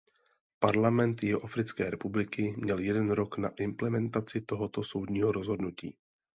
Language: Czech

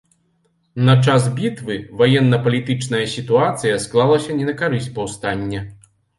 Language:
Belarusian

